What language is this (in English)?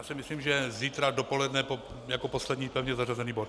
Czech